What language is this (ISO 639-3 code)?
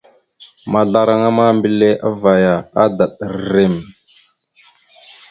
mxu